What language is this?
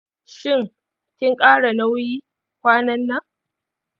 Hausa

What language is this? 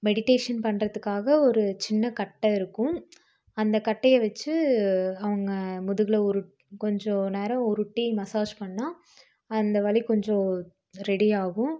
Tamil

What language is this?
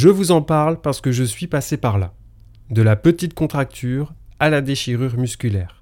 French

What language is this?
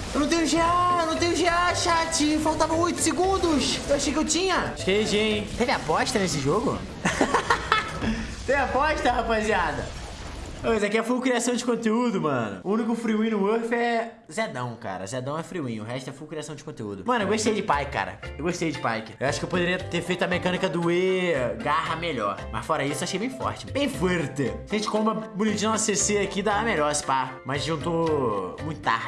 Portuguese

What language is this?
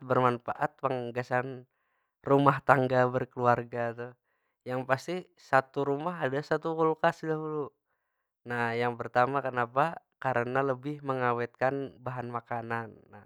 Banjar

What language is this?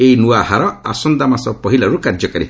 Odia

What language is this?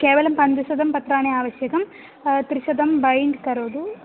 Sanskrit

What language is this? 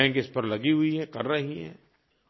Hindi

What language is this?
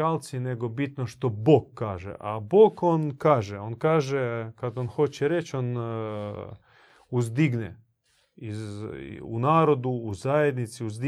Croatian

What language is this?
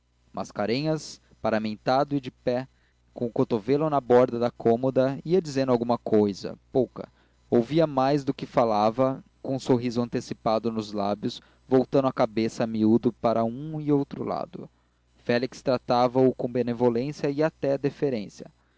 Portuguese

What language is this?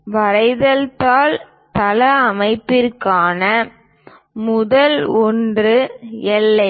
Tamil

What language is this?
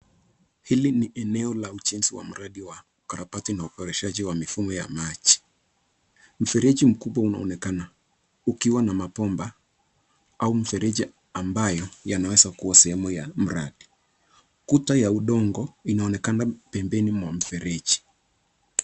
Swahili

